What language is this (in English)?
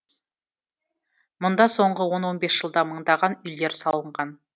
Kazakh